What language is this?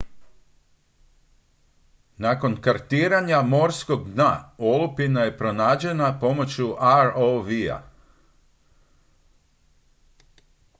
Croatian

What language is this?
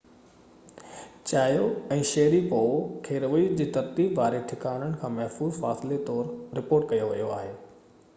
Sindhi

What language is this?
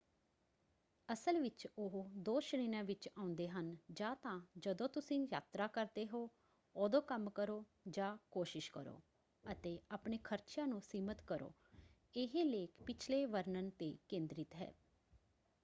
Punjabi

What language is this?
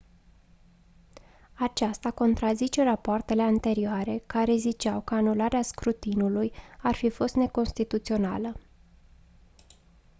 Romanian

